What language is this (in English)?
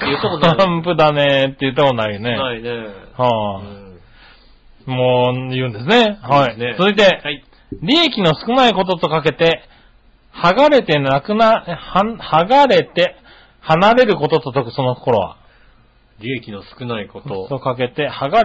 Japanese